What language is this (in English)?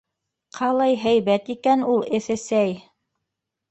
Bashkir